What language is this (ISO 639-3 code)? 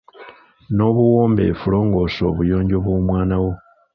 lug